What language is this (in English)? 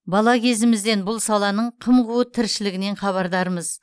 Kazakh